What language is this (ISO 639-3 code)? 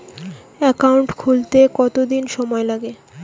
ben